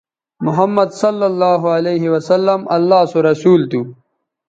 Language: Bateri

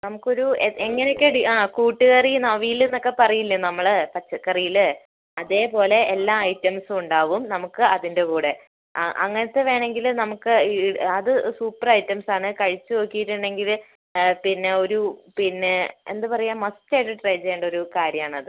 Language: Malayalam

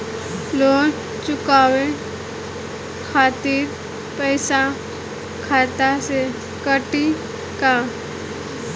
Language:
Bhojpuri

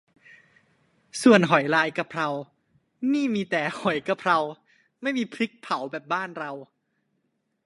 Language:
Thai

